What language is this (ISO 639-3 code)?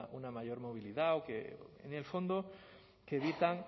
spa